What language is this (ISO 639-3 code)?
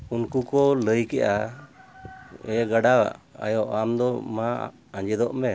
sat